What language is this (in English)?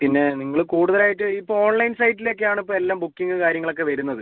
Malayalam